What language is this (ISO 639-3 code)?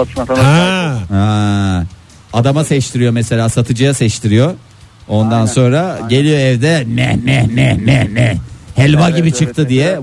tur